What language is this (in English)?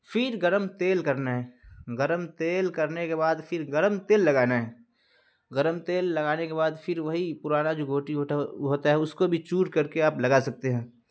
Urdu